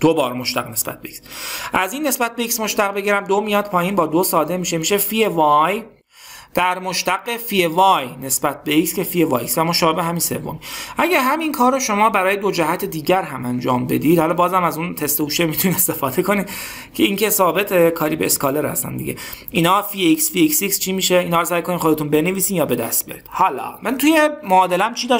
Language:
Persian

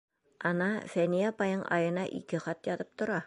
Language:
Bashkir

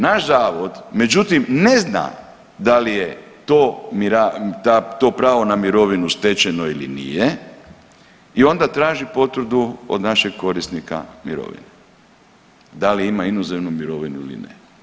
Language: Croatian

